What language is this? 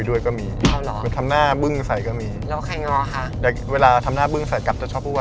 Thai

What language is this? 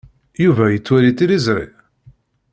Kabyle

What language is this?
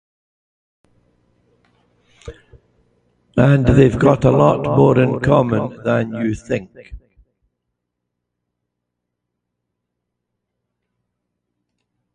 English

